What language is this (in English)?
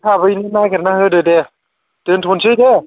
Bodo